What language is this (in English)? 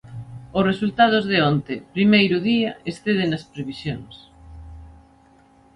Galician